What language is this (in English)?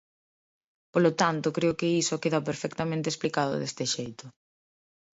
Galician